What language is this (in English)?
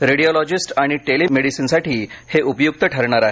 Marathi